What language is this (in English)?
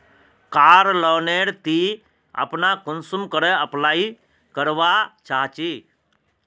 Magahi